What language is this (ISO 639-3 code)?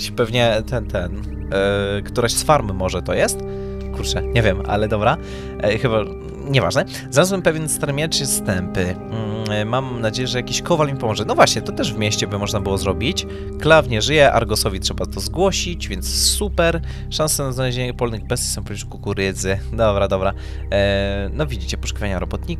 pol